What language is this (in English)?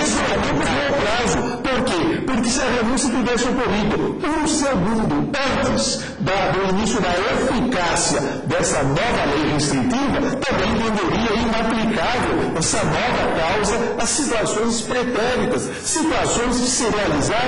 Portuguese